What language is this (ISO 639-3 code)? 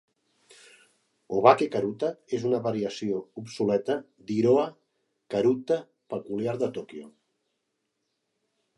cat